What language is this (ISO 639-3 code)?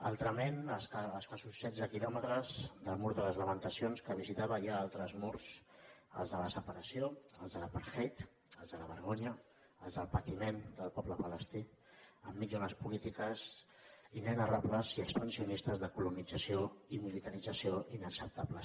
cat